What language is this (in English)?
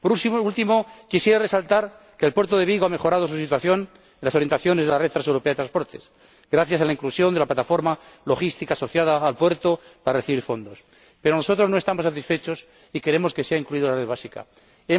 Spanish